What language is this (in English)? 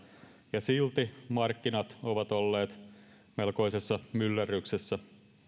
Finnish